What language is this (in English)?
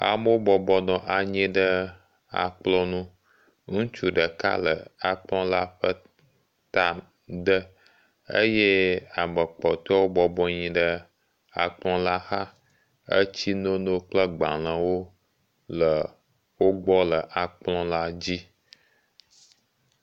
Ewe